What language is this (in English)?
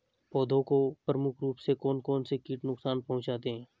Hindi